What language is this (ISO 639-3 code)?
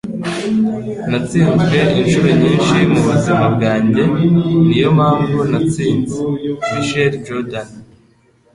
kin